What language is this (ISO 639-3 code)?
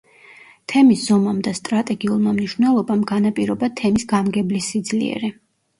kat